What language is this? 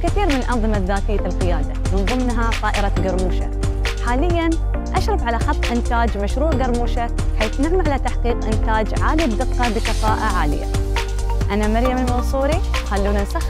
Arabic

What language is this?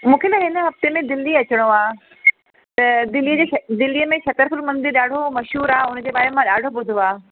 Sindhi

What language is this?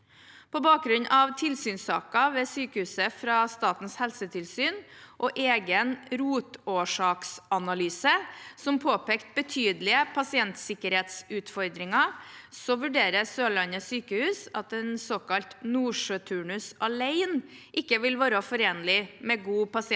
Norwegian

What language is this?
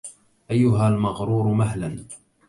Arabic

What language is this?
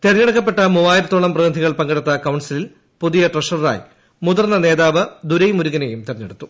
Malayalam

